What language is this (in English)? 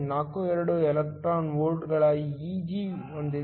Kannada